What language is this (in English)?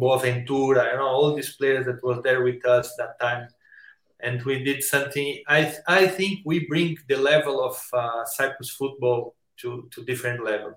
English